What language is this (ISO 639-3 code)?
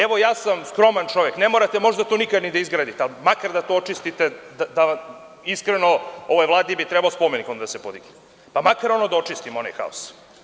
srp